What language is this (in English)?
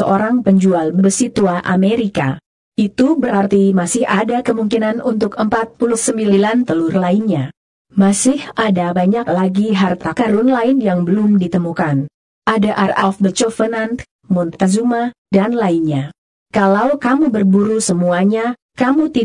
Indonesian